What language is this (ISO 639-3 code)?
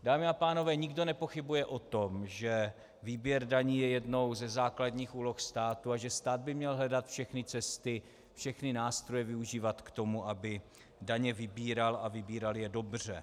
ces